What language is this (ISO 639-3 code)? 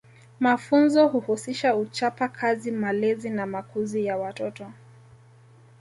swa